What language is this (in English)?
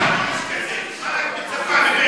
Hebrew